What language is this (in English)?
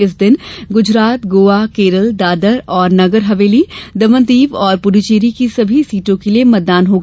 Hindi